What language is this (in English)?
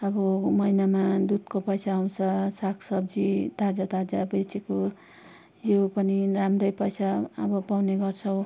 Nepali